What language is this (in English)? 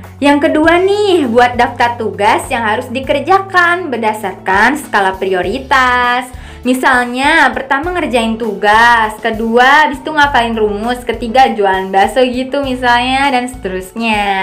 Indonesian